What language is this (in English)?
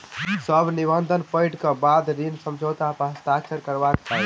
Maithili